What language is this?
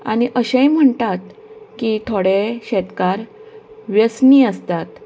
Konkani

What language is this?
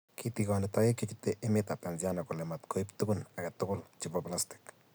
Kalenjin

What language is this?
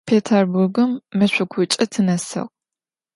Adyghe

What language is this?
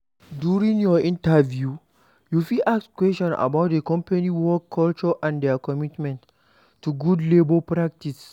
Nigerian Pidgin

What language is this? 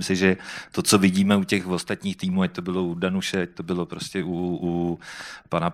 Czech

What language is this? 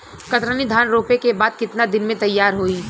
Bhojpuri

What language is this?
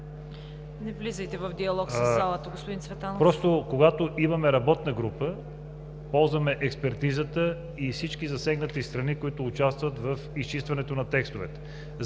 Bulgarian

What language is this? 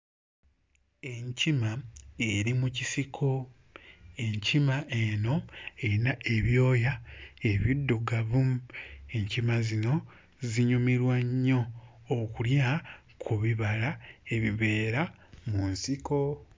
Ganda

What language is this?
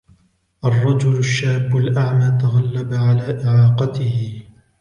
Arabic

